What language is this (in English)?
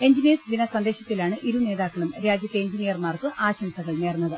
Malayalam